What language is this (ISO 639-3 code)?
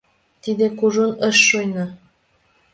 chm